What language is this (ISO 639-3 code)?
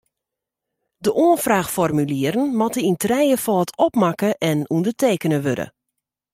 fry